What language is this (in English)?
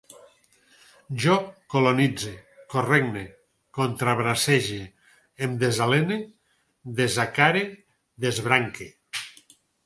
Catalan